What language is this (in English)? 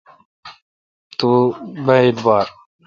Kalkoti